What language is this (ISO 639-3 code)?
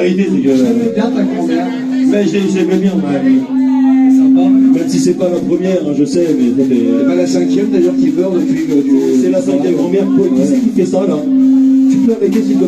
fra